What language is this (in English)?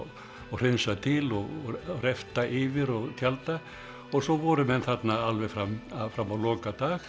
Icelandic